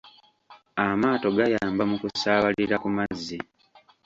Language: Ganda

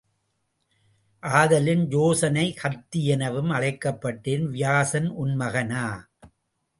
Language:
Tamil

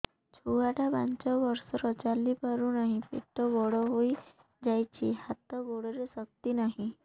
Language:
Odia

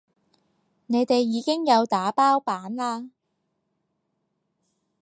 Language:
Cantonese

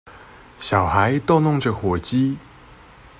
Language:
Chinese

